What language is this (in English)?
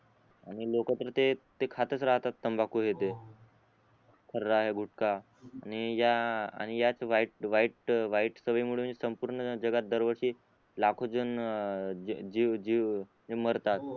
Marathi